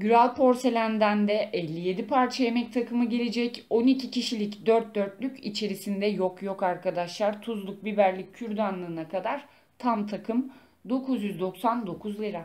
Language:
Turkish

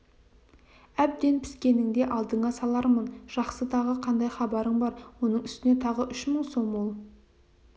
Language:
Kazakh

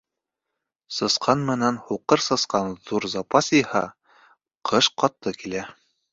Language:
Bashkir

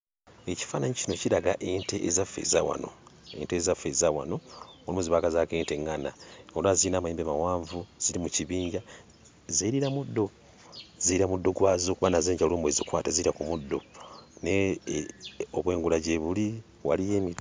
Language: Ganda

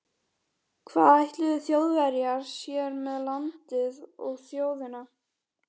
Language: Icelandic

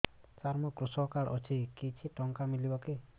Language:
Odia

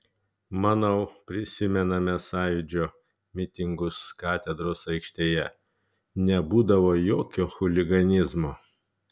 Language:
Lithuanian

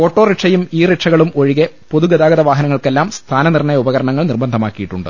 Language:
Malayalam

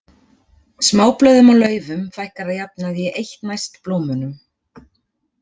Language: Icelandic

